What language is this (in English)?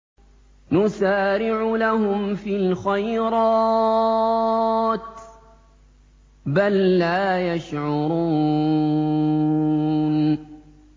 Arabic